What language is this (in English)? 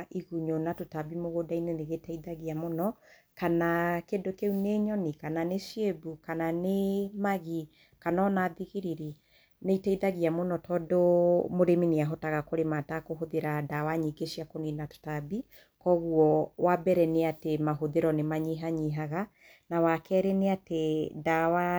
Kikuyu